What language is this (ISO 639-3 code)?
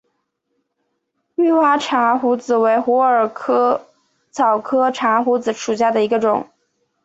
zho